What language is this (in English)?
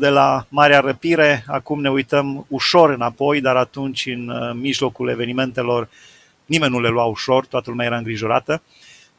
Romanian